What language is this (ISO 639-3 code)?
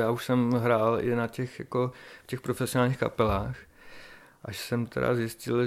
ces